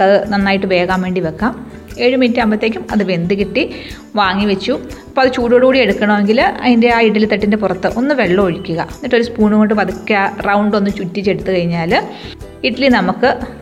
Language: Malayalam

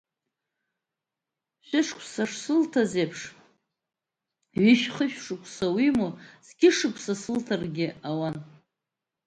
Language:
Abkhazian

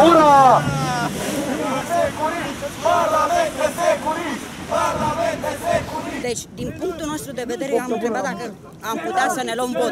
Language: Romanian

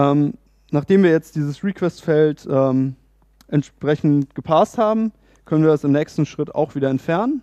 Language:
German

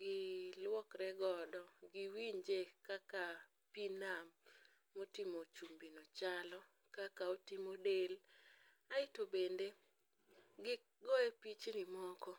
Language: Luo (Kenya and Tanzania)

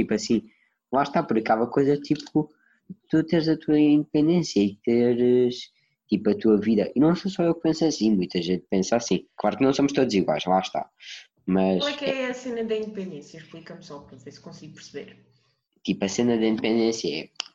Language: Portuguese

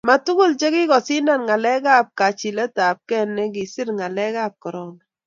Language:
Kalenjin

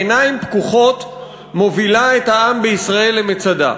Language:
Hebrew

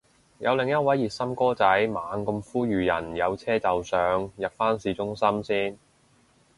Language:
Cantonese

